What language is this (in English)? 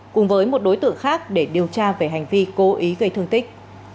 Vietnamese